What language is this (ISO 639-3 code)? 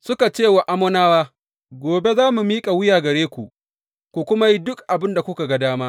hau